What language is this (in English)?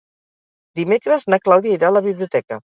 Catalan